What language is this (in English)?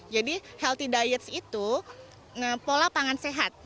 Indonesian